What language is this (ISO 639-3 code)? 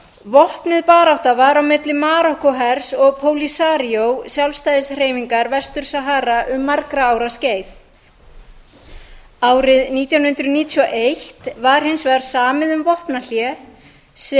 isl